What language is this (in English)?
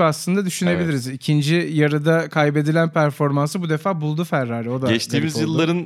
Turkish